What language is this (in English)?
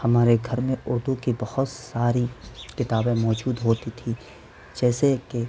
Urdu